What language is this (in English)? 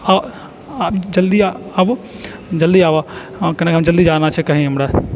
Maithili